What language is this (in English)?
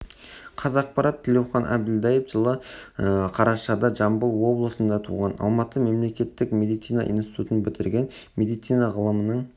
Kazakh